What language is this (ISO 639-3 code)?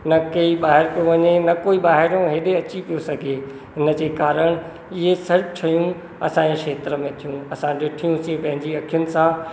snd